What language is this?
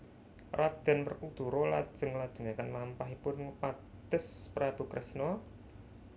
Javanese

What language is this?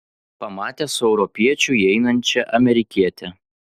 Lithuanian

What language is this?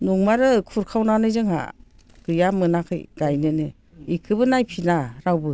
Bodo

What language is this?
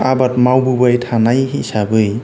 Bodo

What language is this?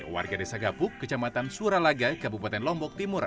Indonesian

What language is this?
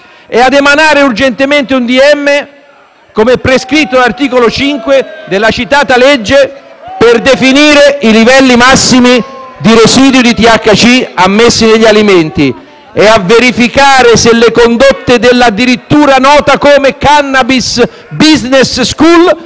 Italian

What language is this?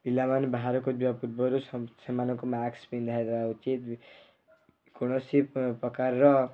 Odia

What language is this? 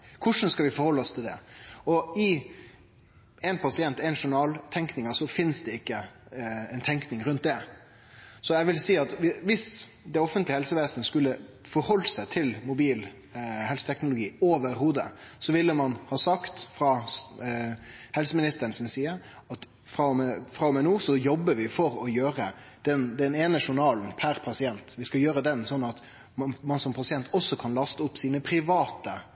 Norwegian Nynorsk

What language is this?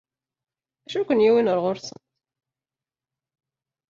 Kabyle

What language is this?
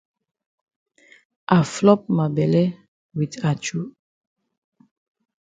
Cameroon Pidgin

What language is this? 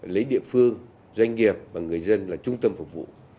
Vietnamese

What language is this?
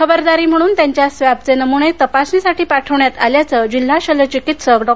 Marathi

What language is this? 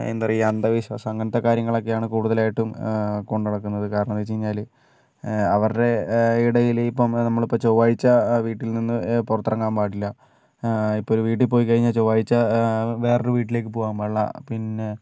Malayalam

